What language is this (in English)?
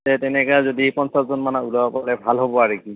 Assamese